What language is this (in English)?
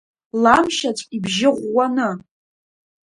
Abkhazian